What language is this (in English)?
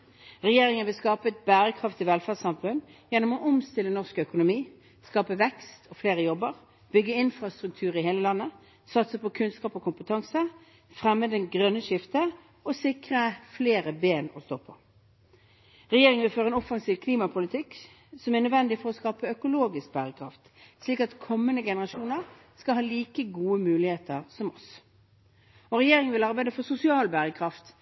Norwegian Bokmål